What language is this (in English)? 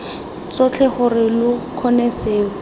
Tswana